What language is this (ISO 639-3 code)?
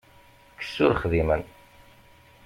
kab